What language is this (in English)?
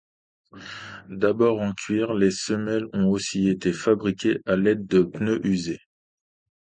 French